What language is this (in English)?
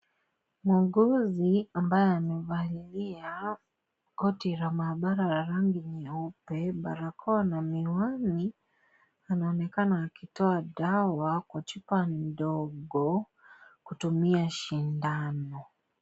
Swahili